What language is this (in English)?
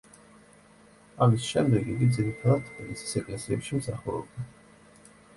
Georgian